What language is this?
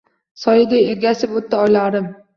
Uzbek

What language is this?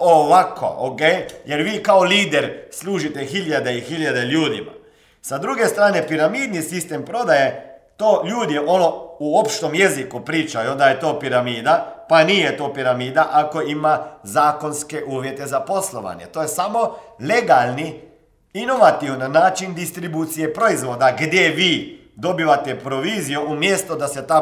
Croatian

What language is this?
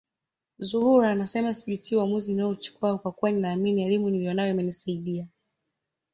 Swahili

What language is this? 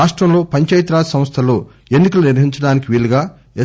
Telugu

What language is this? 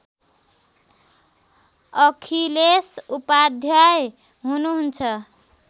Nepali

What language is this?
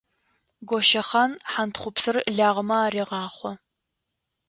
Adyghe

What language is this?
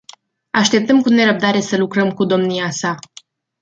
Romanian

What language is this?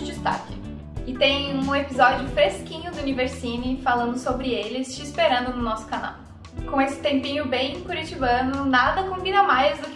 Portuguese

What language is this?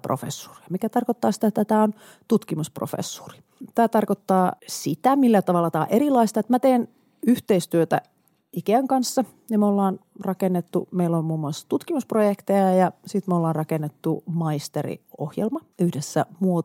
Finnish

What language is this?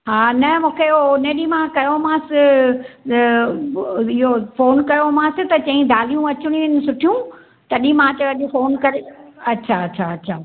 Sindhi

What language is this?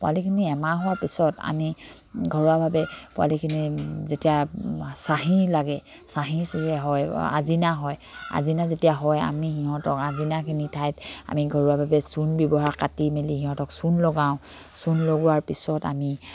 Assamese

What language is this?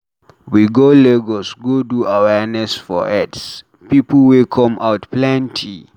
Nigerian Pidgin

